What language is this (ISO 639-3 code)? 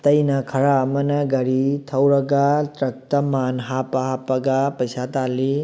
mni